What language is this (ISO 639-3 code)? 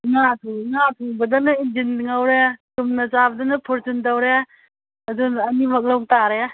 mni